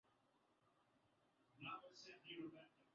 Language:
Swahili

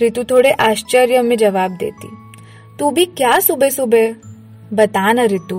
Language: Hindi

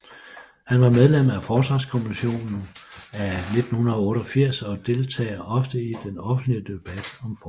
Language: Danish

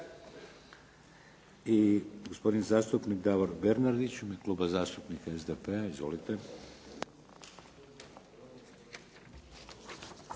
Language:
Croatian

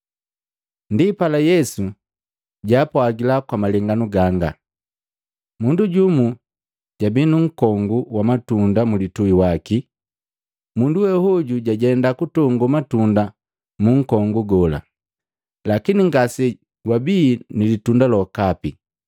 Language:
Matengo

